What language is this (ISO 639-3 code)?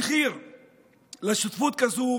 heb